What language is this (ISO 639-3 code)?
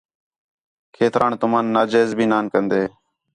xhe